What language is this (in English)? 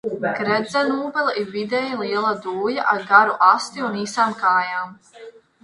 Latvian